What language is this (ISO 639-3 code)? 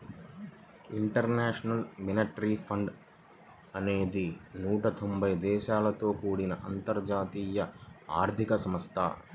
tel